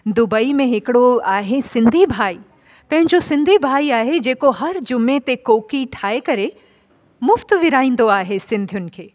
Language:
Sindhi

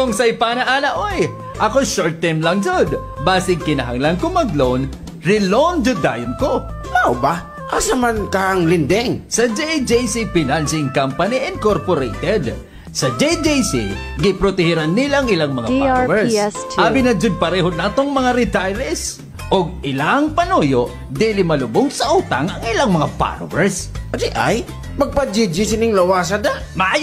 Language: Filipino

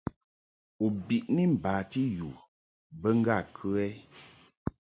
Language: Mungaka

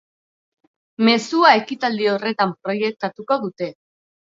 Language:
Basque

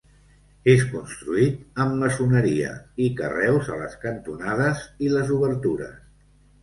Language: Catalan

